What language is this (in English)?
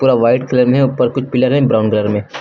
Hindi